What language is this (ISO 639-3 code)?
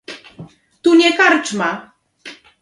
pol